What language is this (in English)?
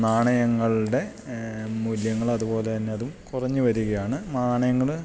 Malayalam